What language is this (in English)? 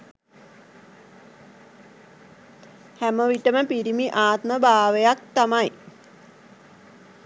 Sinhala